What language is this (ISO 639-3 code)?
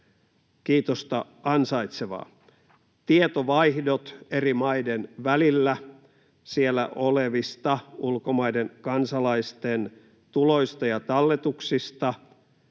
fin